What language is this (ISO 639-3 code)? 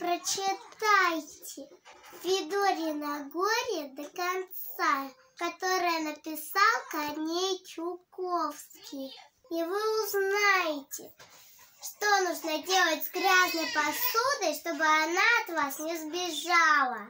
rus